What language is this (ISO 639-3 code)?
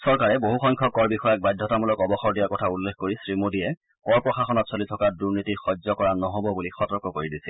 asm